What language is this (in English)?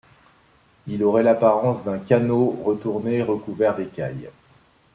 French